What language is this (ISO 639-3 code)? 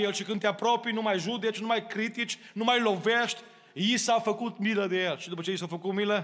ron